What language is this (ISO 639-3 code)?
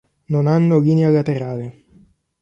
ita